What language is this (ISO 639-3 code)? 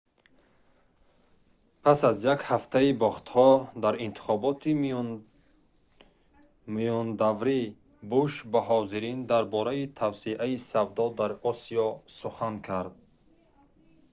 tgk